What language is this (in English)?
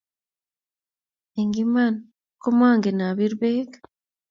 Kalenjin